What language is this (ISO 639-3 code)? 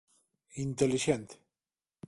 glg